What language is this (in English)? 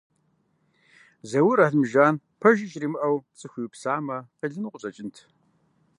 Kabardian